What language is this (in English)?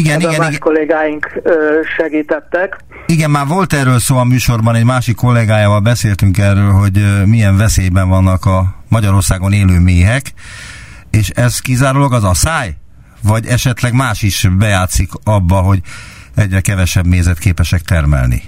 Hungarian